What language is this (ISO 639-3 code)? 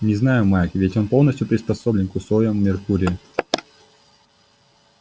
rus